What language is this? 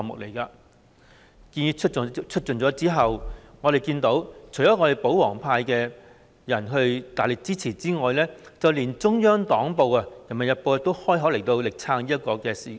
Cantonese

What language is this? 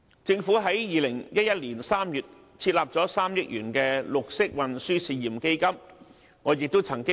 Cantonese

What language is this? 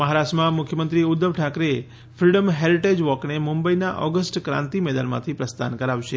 Gujarati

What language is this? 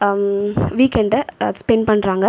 Tamil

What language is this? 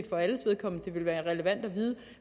Danish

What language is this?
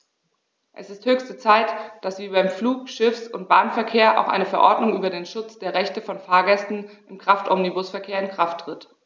German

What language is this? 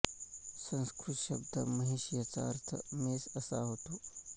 Marathi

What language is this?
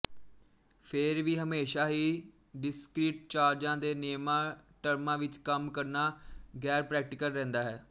Punjabi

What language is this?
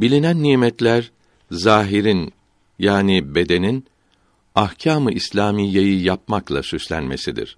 Turkish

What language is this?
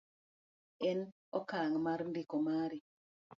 Luo (Kenya and Tanzania)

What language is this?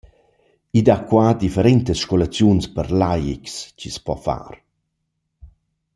Romansh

